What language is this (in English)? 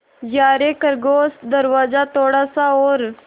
Hindi